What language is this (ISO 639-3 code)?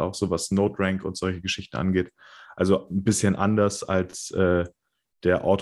deu